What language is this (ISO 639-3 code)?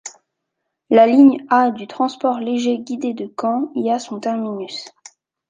fra